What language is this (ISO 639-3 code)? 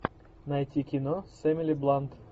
rus